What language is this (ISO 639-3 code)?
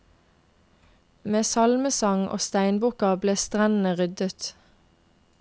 nor